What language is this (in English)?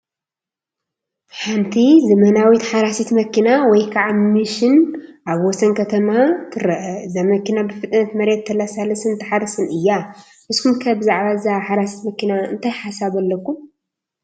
Tigrinya